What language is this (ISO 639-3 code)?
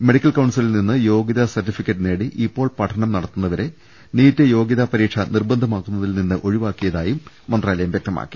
mal